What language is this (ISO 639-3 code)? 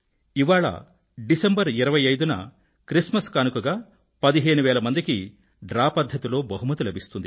tel